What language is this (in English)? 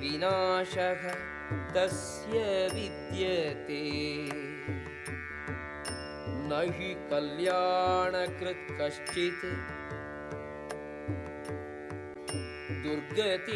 Telugu